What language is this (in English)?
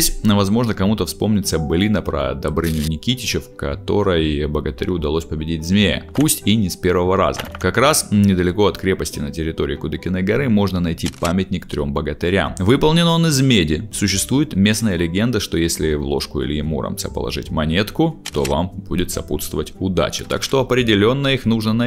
Russian